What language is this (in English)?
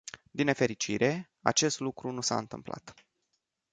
Romanian